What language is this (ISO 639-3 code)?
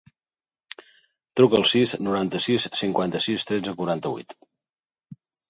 cat